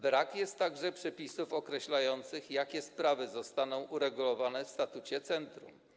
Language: Polish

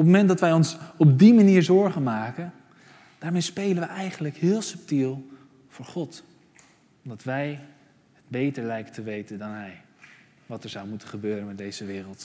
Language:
Dutch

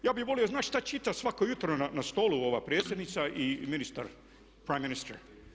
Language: Croatian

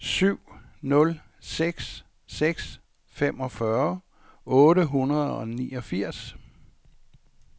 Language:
Danish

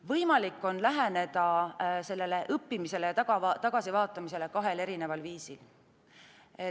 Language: Estonian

